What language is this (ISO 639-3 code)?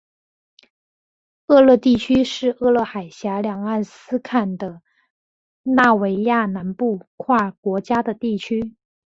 zho